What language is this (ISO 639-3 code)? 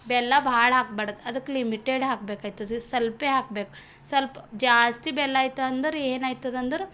kan